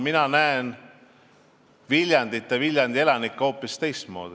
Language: Estonian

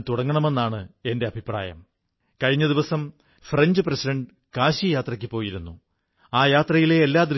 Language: Malayalam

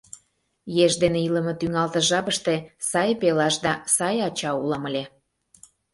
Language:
Mari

